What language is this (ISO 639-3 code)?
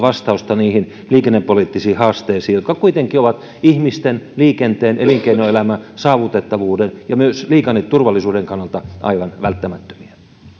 fin